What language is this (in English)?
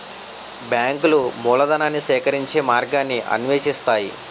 Telugu